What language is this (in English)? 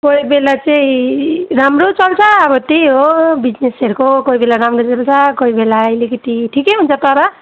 Nepali